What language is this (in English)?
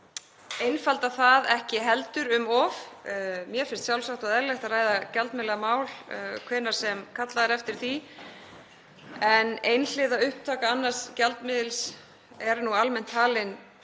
Icelandic